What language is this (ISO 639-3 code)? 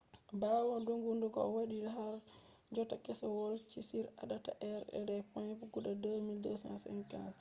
ful